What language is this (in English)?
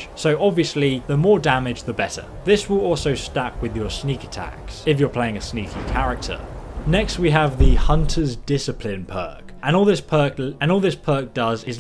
English